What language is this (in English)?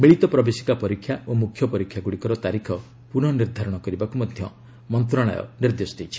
Odia